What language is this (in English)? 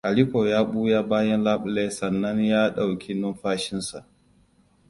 Hausa